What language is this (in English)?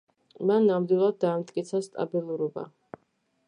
Georgian